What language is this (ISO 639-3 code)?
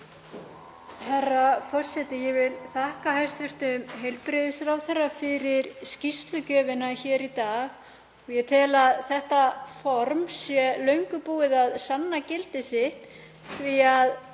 isl